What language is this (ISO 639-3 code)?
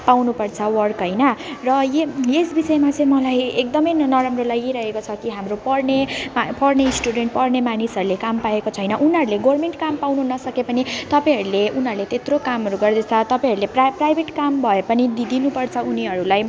nep